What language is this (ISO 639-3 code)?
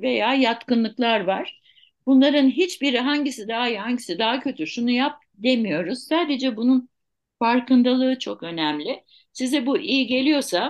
tur